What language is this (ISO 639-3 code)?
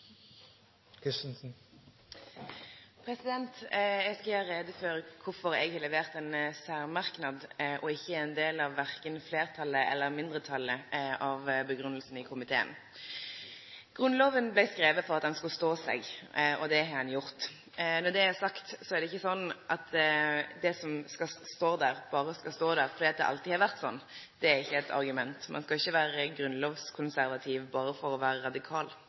nno